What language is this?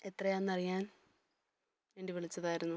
Malayalam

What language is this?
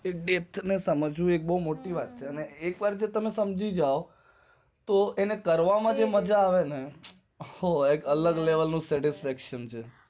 Gujarati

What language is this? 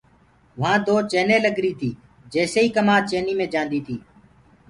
Gurgula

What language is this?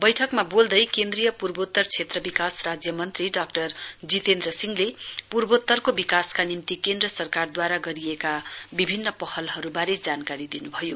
Nepali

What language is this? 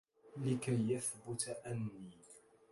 Arabic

